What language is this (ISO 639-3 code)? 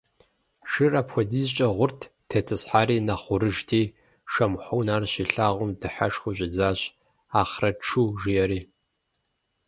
kbd